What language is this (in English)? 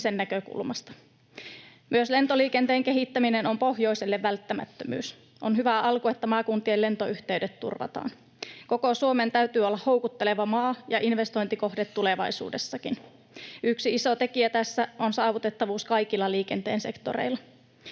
Finnish